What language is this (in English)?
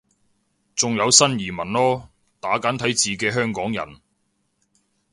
Cantonese